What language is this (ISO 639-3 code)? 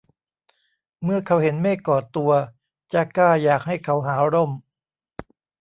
tha